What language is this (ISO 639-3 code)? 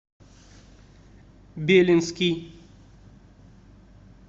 rus